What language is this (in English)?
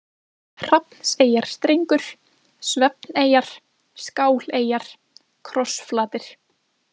Icelandic